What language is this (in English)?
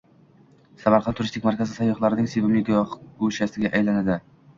Uzbek